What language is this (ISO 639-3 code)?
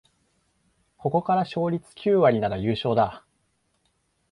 jpn